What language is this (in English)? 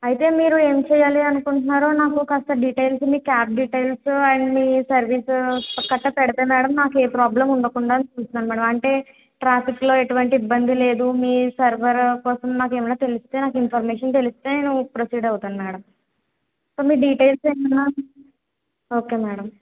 Telugu